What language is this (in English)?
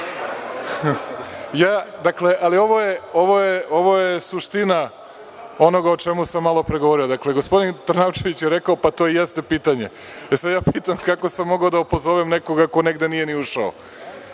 Serbian